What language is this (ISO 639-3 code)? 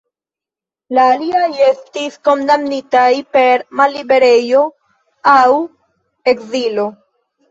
epo